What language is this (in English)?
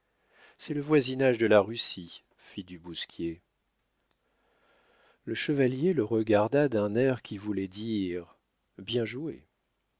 French